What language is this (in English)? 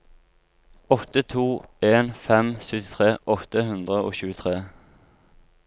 Norwegian